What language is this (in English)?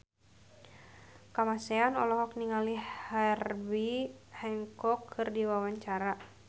Sundanese